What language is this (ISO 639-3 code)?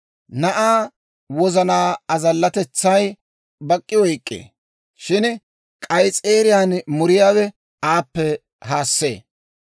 dwr